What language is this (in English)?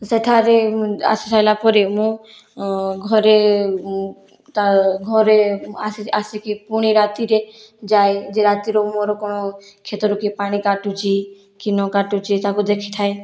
Odia